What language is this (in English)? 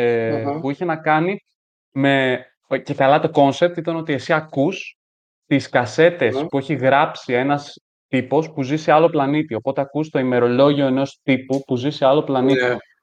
Greek